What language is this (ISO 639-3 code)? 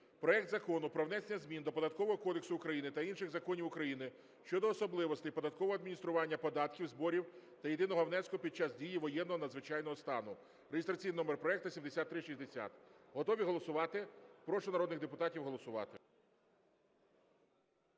ukr